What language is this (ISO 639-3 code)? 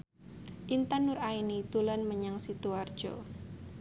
jav